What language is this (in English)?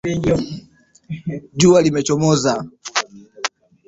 Swahili